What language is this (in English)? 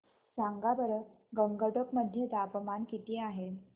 Marathi